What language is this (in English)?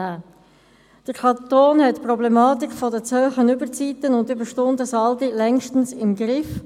Swiss German